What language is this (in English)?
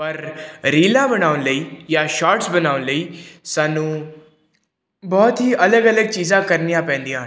Punjabi